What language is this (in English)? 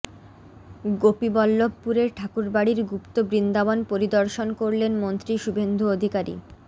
Bangla